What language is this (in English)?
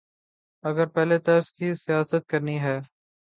Urdu